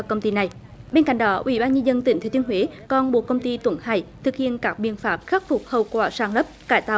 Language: Vietnamese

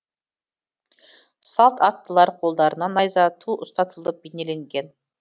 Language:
Kazakh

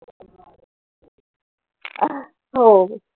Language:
Marathi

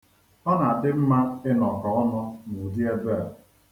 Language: Igbo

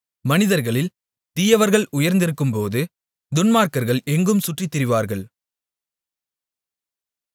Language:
Tamil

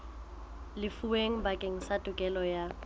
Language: Southern Sotho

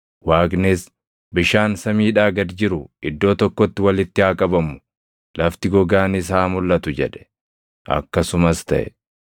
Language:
Oromo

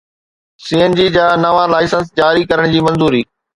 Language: Sindhi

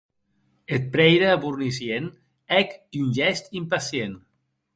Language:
Occitan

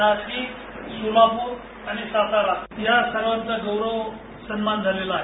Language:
Marathi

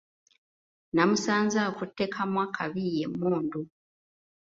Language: Ganda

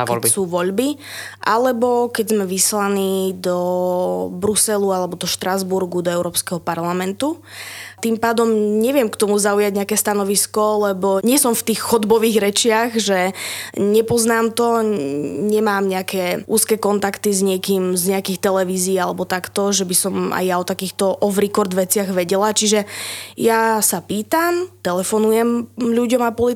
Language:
Slovak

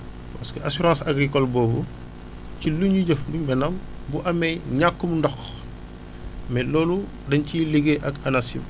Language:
Wolof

